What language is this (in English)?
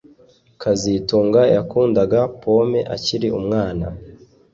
Kinyarwanda